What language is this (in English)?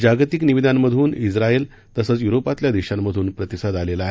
Marathi